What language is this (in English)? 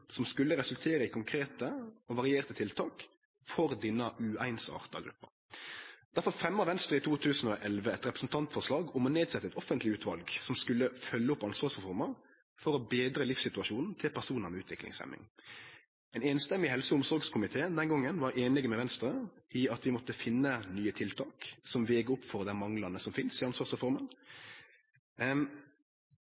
Norwegian Nynorsk